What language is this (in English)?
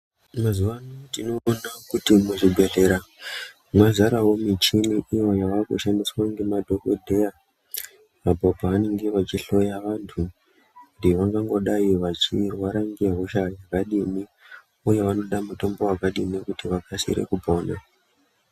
Ndau